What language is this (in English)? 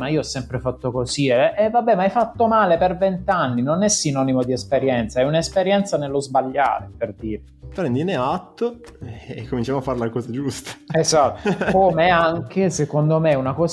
Italian